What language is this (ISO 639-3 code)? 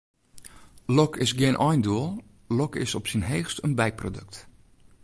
fry